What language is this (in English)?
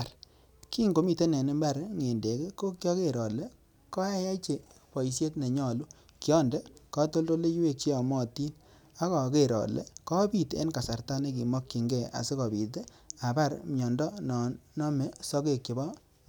Kalenjin